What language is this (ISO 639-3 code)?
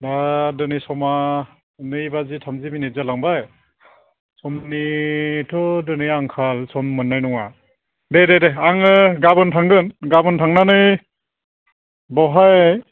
brx